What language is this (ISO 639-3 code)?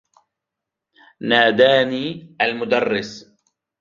ara